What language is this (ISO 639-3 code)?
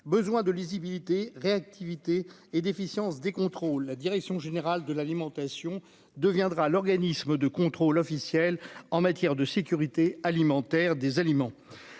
fra